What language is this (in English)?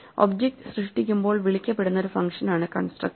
Malayalam